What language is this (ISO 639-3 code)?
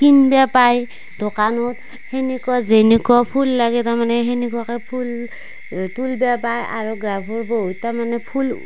asm